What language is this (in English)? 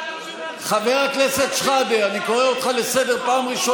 Hebrew